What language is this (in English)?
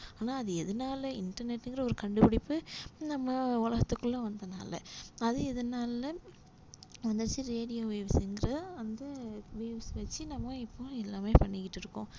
Tamil